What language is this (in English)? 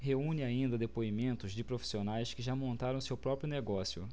Portuguese